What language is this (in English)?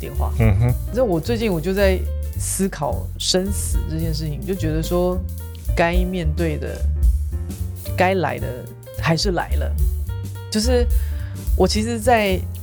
Chinese